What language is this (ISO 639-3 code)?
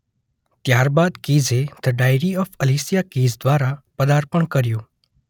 guj